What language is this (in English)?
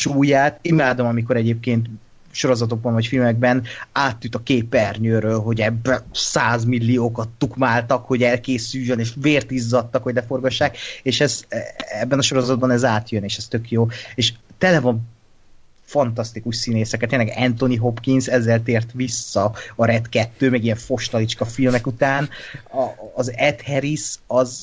Hungarian